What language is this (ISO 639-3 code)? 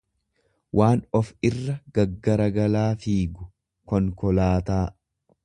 orm